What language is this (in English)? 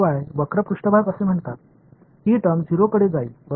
Tamil